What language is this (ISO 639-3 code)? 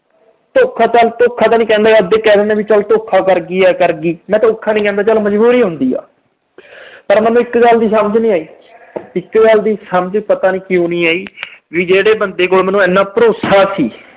pan